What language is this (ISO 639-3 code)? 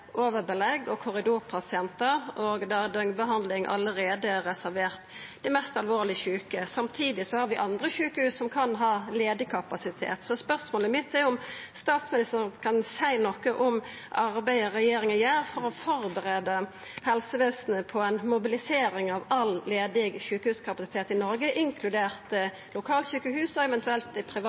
nno